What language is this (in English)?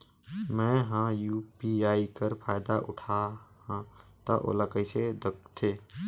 Chhattisgarhi